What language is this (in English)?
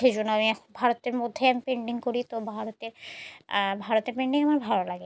Bangla